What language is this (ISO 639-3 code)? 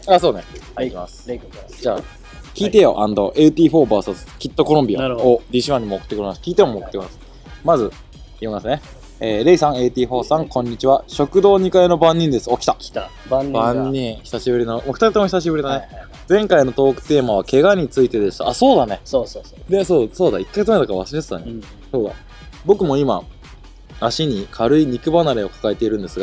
jpn